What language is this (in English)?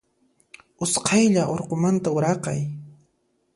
Puno Quechua